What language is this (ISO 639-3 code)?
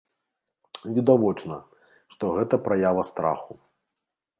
bel